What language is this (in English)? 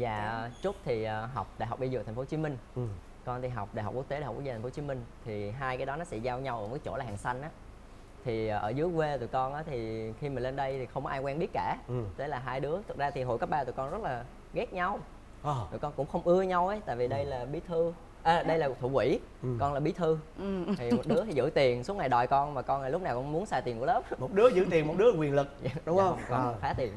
Vietnamese